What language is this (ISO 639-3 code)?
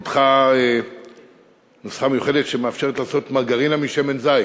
heb